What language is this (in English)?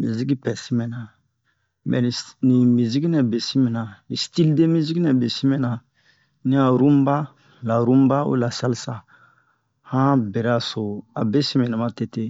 Bomu